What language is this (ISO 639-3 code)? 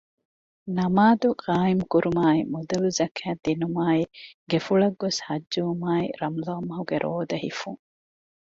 div